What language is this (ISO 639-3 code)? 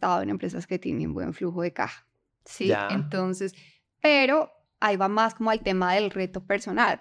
spa